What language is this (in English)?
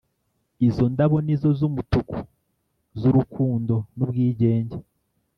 Kinyarwanda